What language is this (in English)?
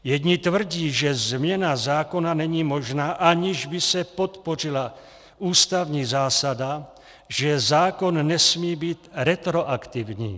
Czech